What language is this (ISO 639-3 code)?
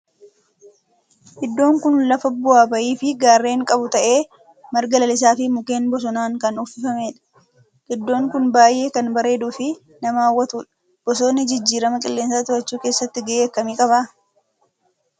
orm